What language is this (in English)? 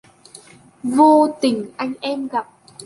Vietnamese